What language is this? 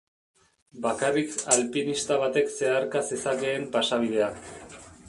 Basque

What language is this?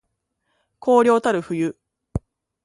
Japanese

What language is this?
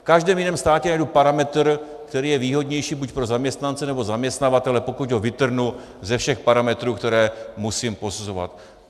Czech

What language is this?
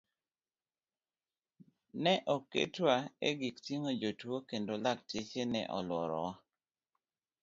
Luo (Kenya and Tanzania)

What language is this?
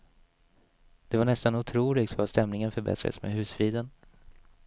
Swedish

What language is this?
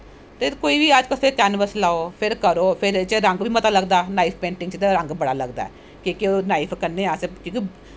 Dogri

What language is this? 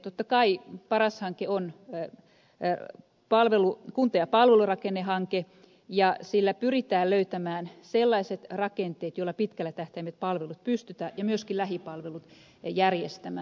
Finnish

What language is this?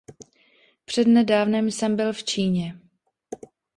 Czech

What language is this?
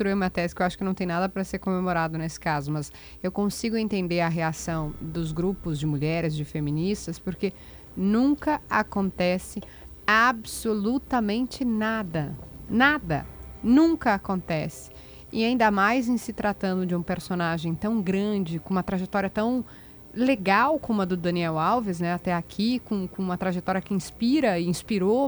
Portuguese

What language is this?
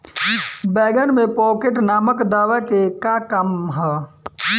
Bhojpuri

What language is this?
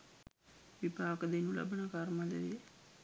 Sinhala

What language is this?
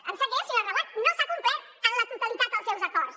Catalan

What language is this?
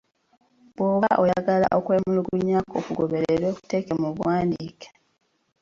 Ganda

